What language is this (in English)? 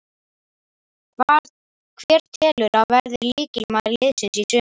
Icelandic